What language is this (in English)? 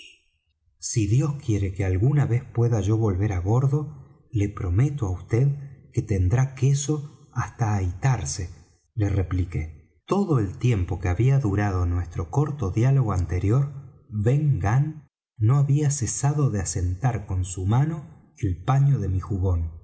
Spanish